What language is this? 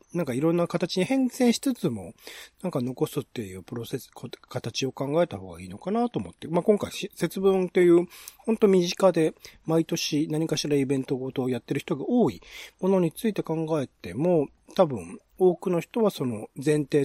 Japanese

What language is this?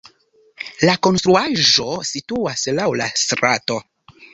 Esperanto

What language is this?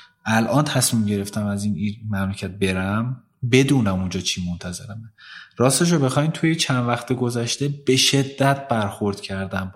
Persian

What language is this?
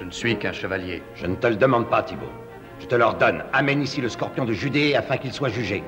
French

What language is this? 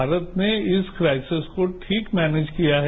Hindi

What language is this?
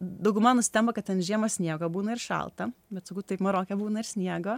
Lithuanian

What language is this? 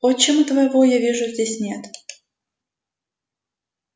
Russian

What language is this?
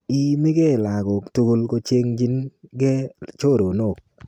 Kalenjin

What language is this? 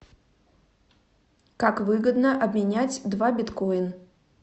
Russian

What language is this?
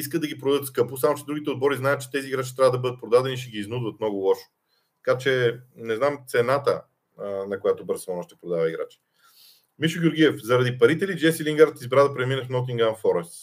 Bulgarian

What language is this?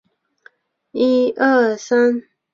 Chinese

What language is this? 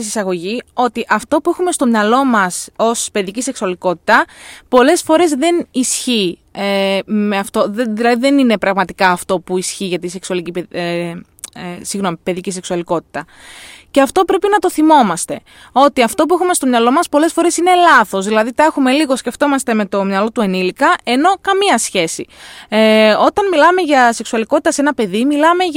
Greek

